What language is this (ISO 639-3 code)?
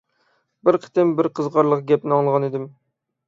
uig